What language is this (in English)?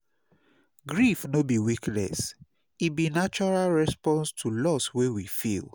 Nigerian Pidgin